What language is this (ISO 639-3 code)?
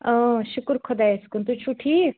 kas